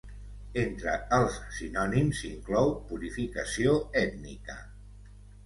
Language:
Catalan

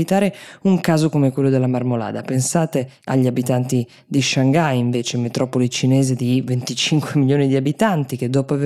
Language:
Italian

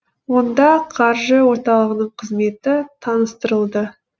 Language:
Kazakh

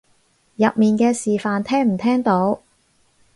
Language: Cantonese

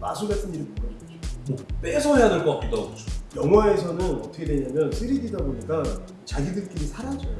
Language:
Korean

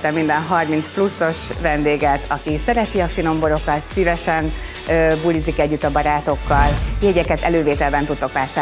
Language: Hungarian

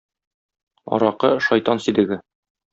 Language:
Tatar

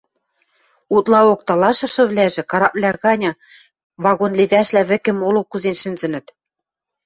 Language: Western Mari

